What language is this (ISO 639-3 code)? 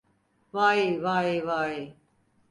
tur